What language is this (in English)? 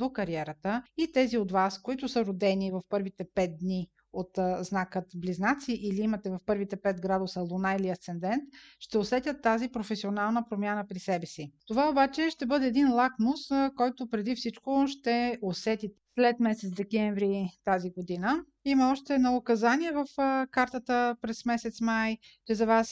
Bulgarian